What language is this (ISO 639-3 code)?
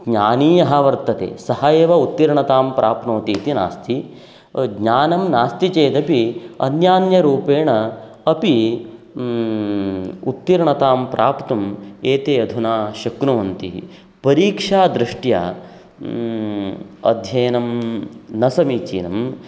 san